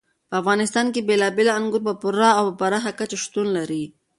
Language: Pashto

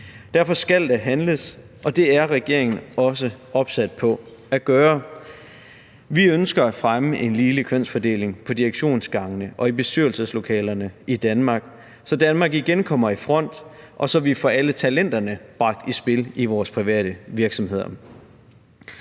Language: Danish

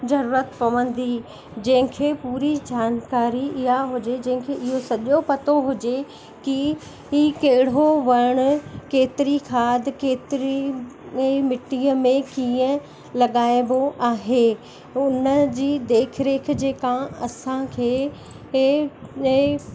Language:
Sindhi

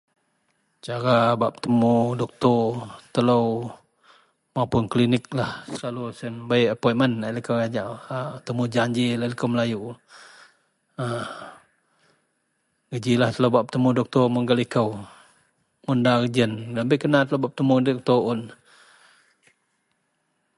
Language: Central Melanau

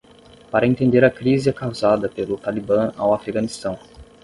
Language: Portuguese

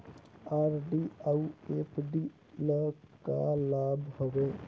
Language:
Chhattisgarhi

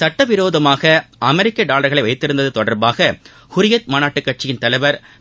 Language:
Tamil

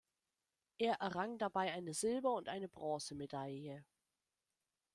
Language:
German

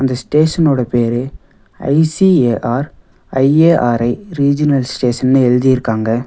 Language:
Tamil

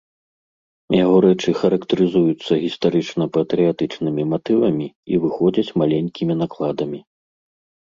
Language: Belarusian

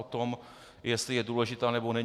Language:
Czech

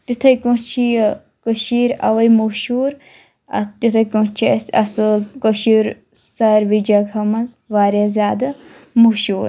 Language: Kashmiri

